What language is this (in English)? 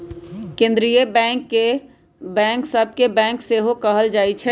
Magahi